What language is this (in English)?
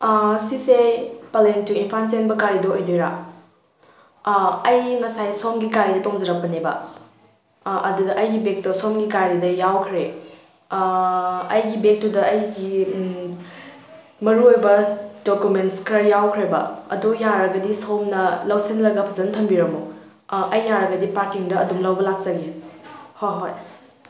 Manipuri